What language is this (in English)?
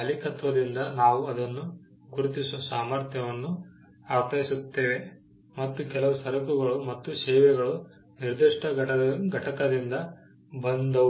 Kannada